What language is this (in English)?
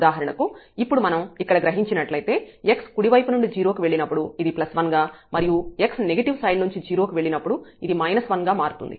Telugu